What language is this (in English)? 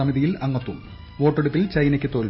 Malayalam